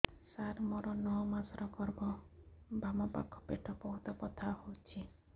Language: Odia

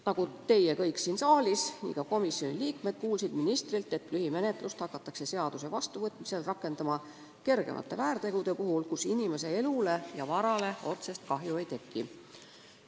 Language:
Estonian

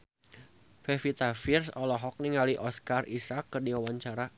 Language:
Sundanese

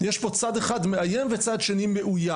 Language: Hebrew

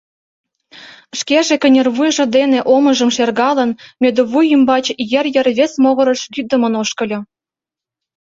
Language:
Mari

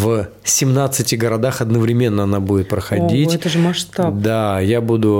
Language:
Russian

